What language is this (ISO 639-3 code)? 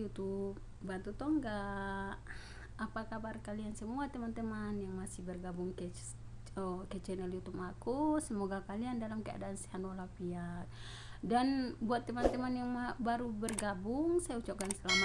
ind